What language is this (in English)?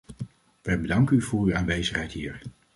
Dutch